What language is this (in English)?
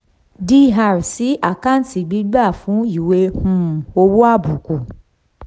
Yoruba